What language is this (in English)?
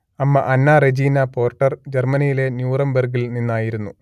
Malayalam